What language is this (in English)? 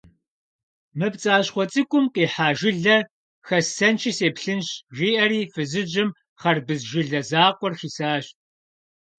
Kabardian